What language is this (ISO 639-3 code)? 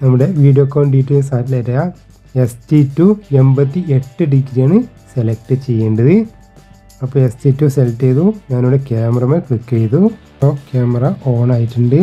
mal